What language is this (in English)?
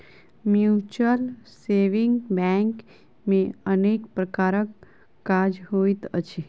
Maithili